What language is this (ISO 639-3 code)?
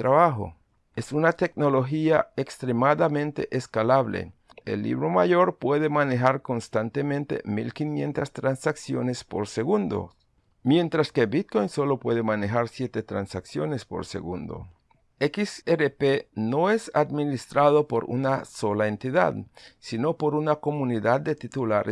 spa